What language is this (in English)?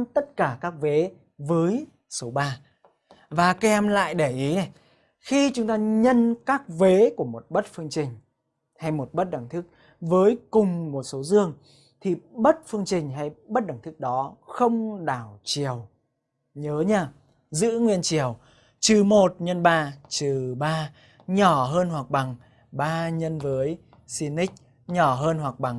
Vietnamese